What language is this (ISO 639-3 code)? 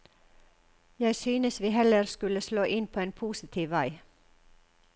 nor